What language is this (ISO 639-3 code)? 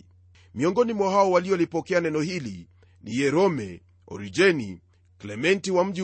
swa